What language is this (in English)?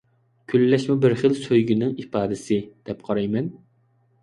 Uyghur